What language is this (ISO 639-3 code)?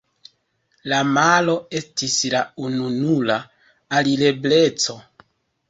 epo